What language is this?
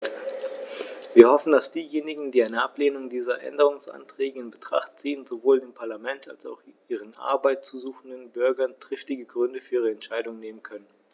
German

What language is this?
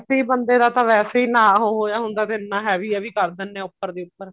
Punjabi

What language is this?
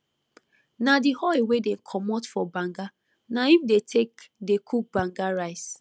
Nigerian Pidgin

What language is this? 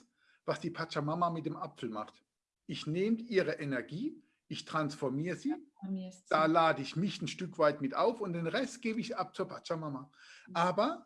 German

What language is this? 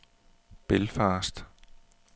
Danish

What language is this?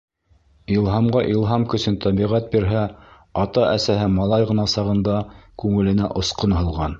Bashkir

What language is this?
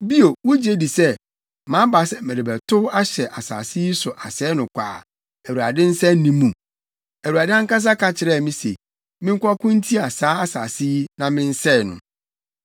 Akan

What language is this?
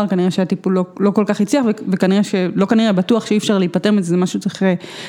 Hebrew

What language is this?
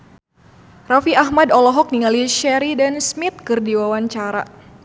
Sundanese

